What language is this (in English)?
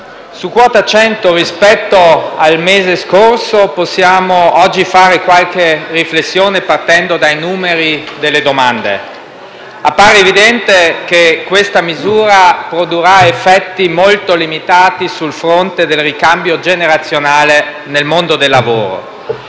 Italian